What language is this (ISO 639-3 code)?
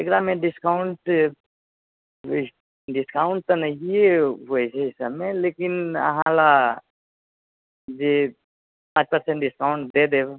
mai